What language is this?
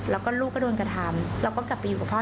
Thai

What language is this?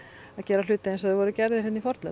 Icelandic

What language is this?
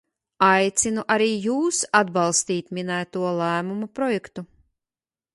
Latvian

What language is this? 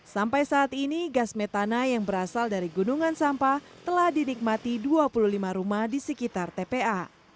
Indonesian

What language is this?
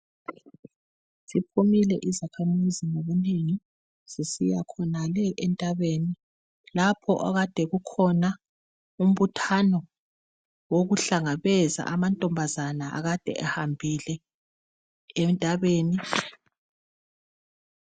North Ndebele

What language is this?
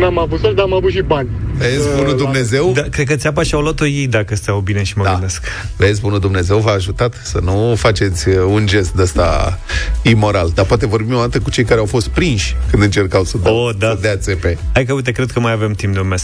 Romanian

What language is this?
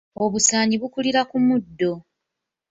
Ganda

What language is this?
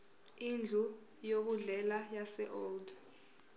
Zulu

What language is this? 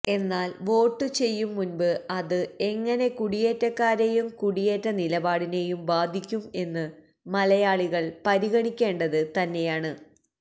Malayalam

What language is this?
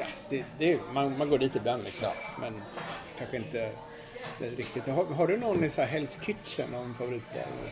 Swedish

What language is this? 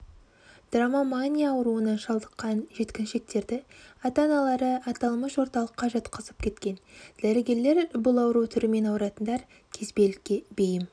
Kazakh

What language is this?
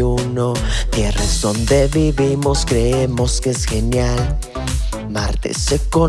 Spanish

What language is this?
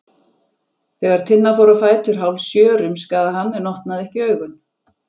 Icelandic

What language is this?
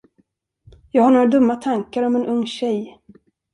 Swedish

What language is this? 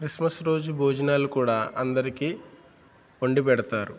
Telugu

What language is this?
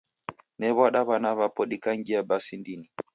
Taita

